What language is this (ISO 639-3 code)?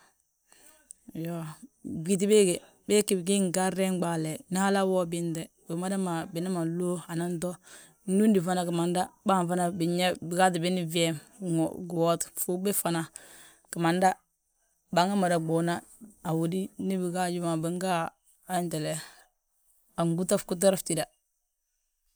bjt